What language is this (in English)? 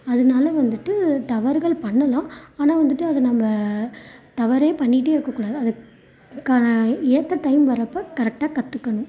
Tamil